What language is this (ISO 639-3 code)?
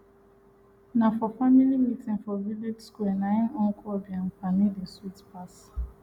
pcm